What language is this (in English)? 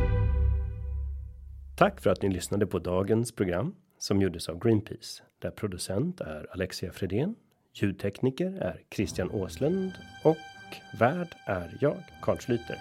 Swedish